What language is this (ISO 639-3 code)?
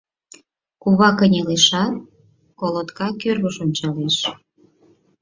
chm